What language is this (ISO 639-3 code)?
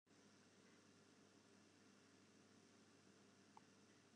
fry